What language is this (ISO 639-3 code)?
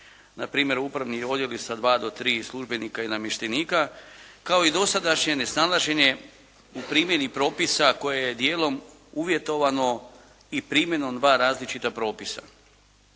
hrv